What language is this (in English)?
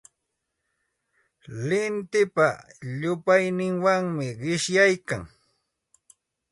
Santa Ana de Tusi Pasco Quechua